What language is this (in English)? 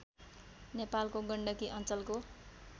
Nepali